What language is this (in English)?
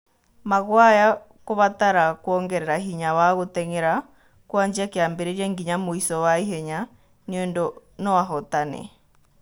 Kikuyu